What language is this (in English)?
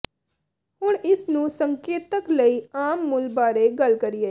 Punjabi